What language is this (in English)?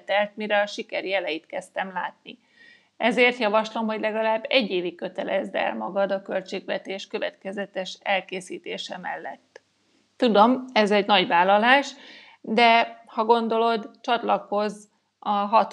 Hungarian